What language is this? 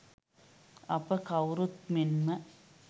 Sinhala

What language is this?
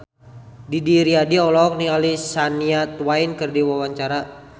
Sundanese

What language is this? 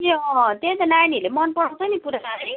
Nepali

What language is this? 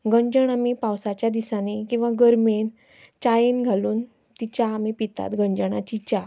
Konkani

